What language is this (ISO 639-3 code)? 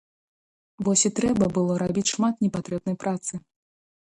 bel